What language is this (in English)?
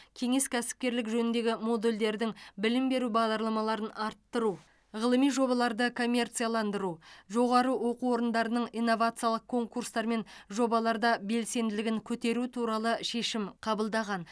Kazakh